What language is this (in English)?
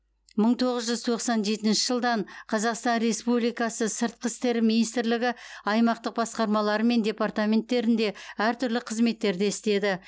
Kazakh